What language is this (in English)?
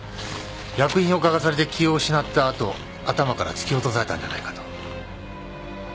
Japanese